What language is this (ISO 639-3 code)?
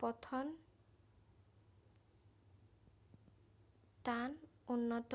asm